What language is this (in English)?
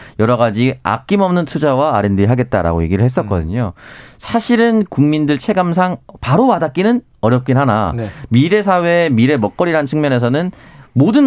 Korean